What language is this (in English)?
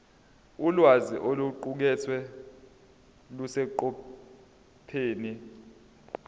Zulu